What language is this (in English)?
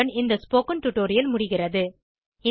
Tamil